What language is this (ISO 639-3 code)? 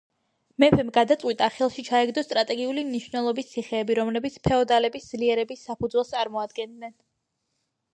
kat